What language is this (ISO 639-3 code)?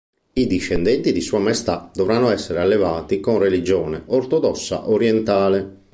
ita